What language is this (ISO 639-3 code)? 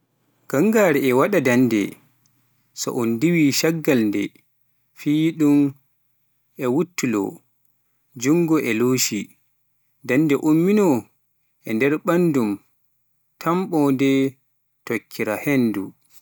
fuf